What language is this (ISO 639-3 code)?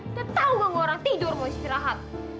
ind